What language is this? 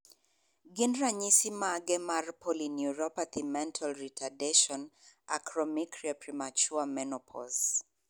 Luo (Kenya and Tanzania)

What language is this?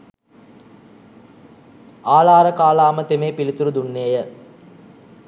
Sinhala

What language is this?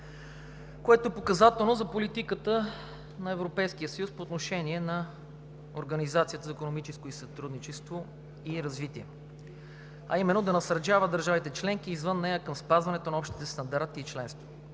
Bulgarian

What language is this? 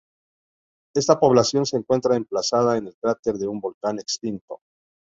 Spanish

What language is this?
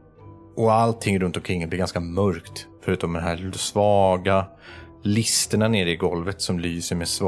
Swedish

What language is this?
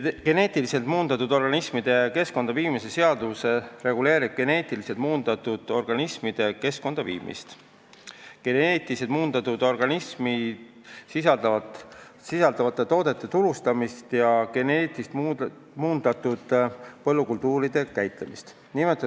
Estonian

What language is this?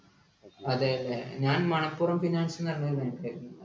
Malayalam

